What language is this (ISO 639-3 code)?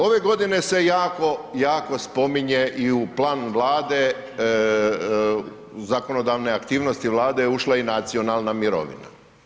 hrv